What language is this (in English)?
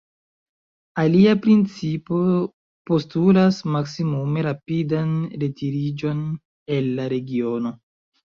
Esperanto